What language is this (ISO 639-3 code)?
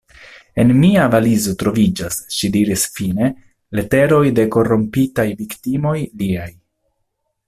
epo